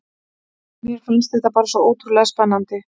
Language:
Icelandic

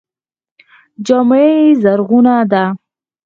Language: Pashto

